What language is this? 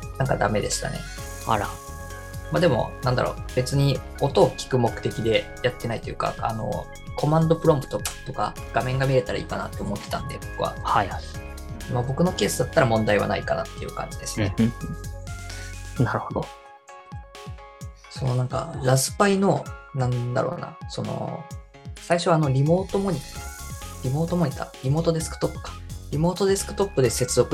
Japanese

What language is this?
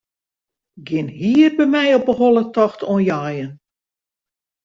Western Frisian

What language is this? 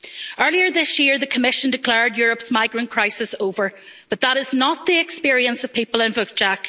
English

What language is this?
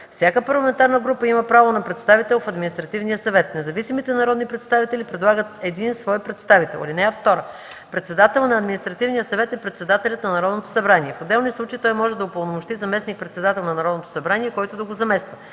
Bulgarian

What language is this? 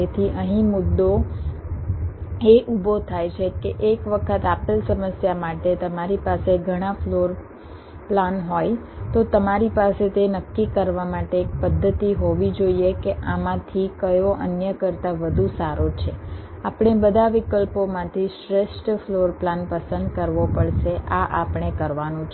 Gujarati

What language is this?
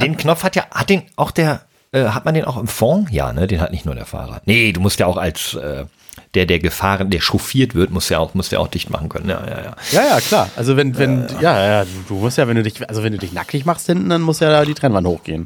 German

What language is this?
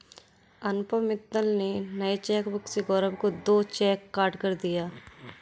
Hindi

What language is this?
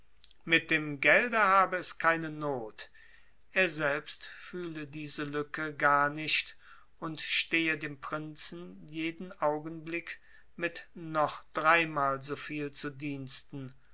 German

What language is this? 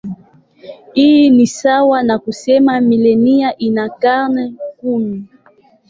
Swahili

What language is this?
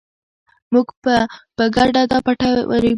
Pashto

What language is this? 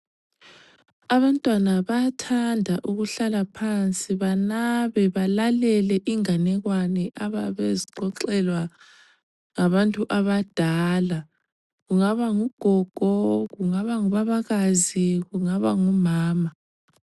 North Ndebele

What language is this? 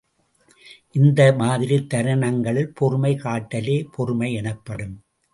Tamil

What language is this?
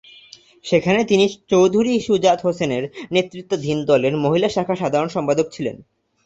Bangla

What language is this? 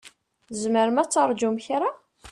Kabyle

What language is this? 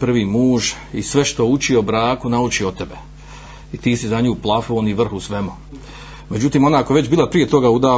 Croatian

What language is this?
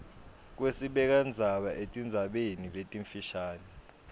Swati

